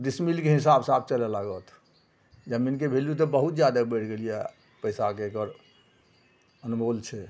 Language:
Maithili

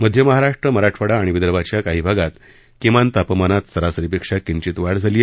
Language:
Marathi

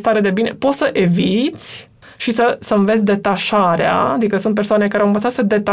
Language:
Romanian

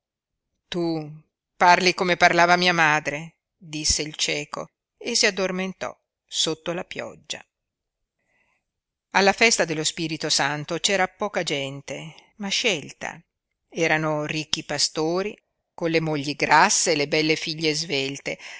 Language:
Italian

